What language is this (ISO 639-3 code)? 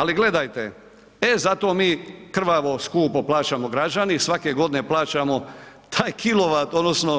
hrv